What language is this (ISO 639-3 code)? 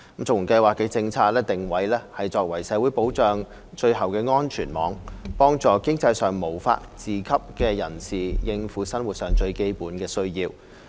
yue